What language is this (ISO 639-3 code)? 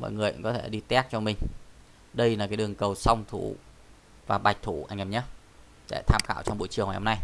vie